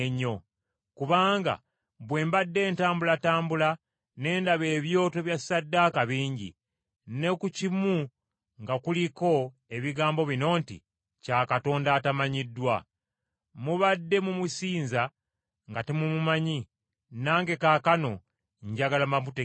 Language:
Ganda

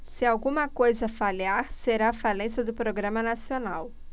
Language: Portuguese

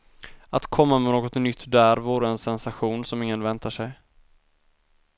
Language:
Swedish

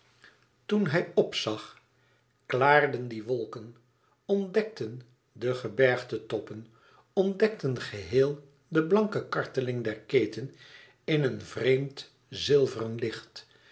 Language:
Dutch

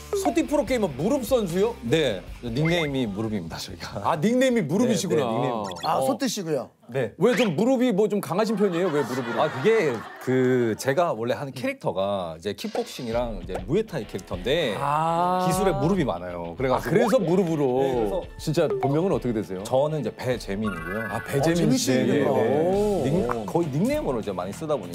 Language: Korean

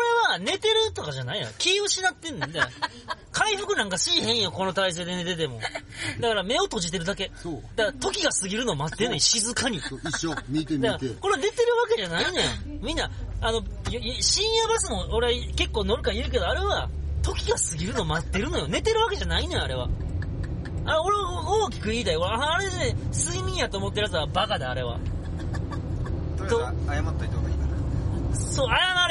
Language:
Japanese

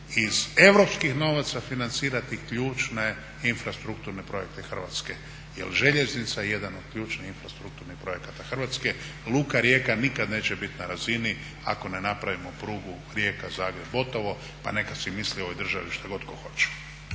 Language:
Croatian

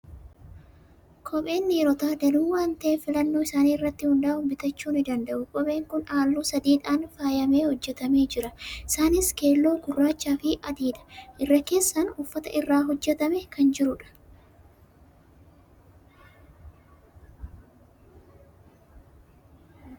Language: Oromo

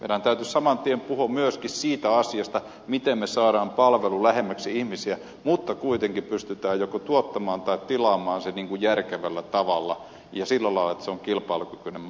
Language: Finnish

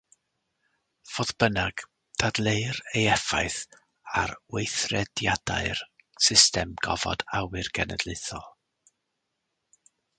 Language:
Welsh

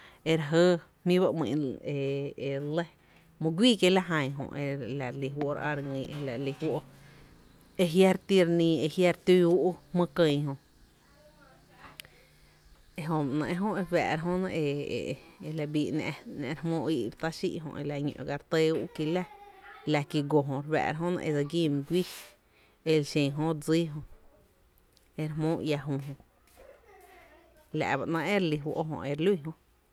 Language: Tepinapa Chinantec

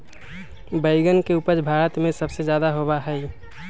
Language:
Magahi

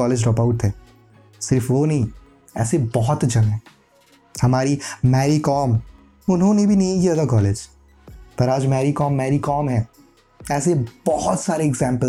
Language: Hindi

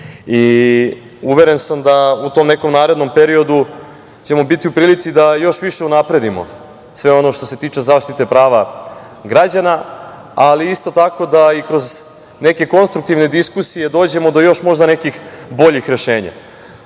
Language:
Serbian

